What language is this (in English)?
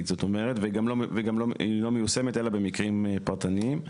Hebrew